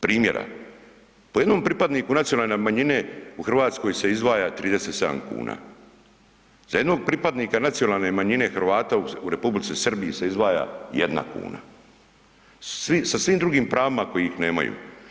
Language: Croatian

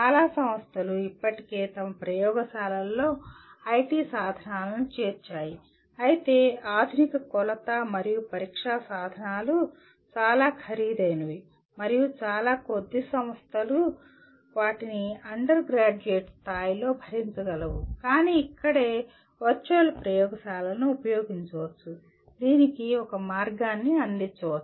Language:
Telugu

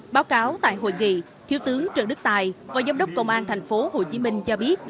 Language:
Vietnamese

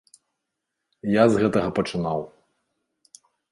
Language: Belarusian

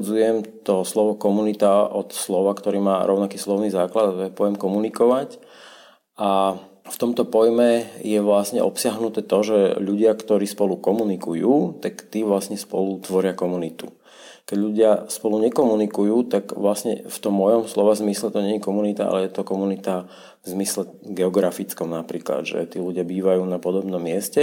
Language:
Slovak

